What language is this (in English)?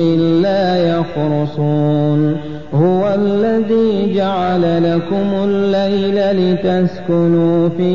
Arabic